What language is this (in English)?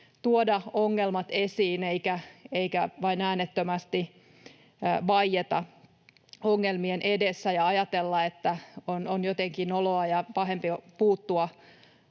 Finnish